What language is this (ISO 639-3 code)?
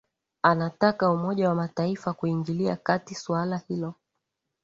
swa